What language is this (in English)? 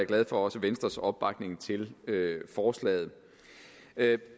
Danish